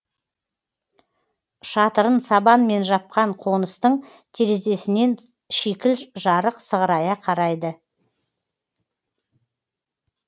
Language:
Kazakh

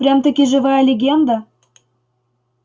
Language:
Russian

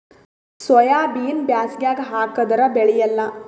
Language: Kannada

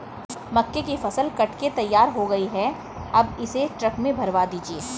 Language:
Hindi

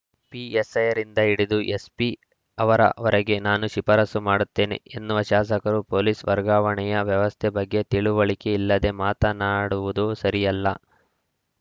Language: Kannada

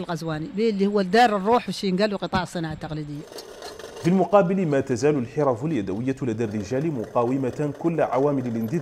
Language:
Arabic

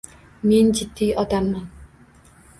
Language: Uzbek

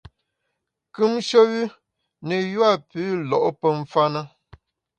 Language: Bamun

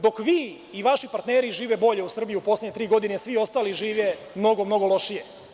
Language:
Serbian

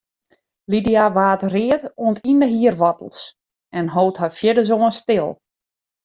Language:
Western Frisian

